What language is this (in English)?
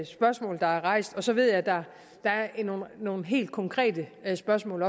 Danish